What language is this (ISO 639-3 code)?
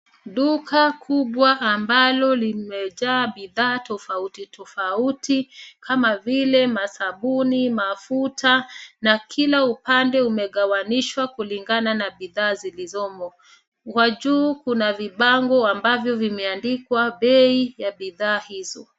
swa